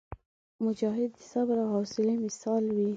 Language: Pashto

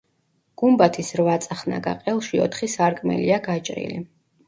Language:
Georgian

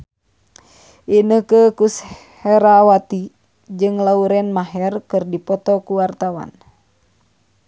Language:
Sundanese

